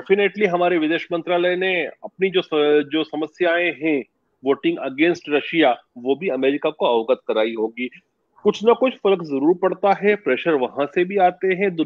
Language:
Hindi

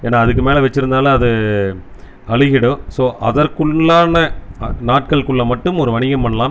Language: Tamil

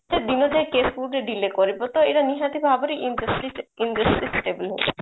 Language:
Odia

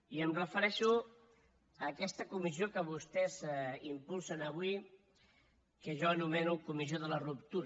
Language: Catalan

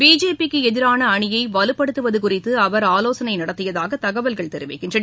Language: Tamil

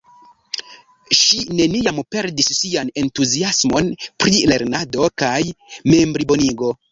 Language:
Esperanto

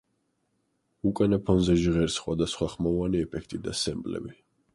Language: Georgian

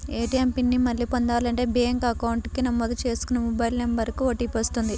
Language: Telugu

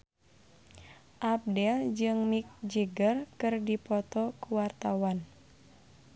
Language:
Sundanese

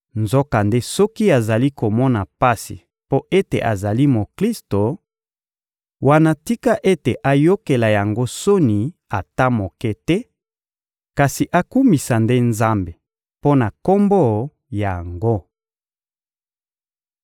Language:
Lingala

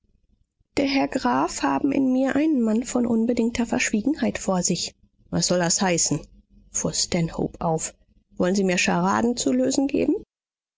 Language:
German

